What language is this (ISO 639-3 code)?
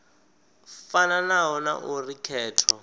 ven